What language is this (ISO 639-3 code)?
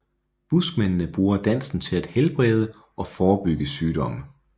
dan